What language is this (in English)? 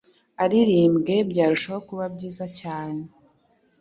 Kinyarwanda